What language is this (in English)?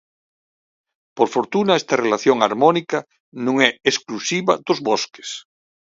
Galician